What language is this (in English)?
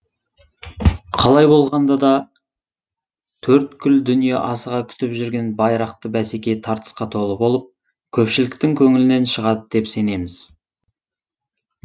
Kazakh